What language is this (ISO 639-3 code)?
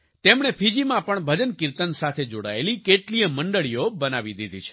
guj